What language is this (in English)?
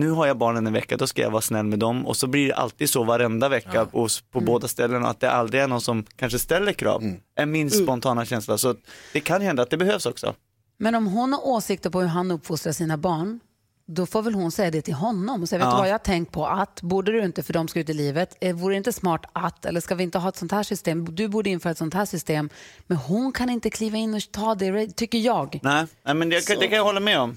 Swedish